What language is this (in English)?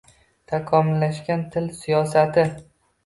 Uzbek